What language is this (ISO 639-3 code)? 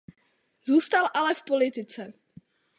ces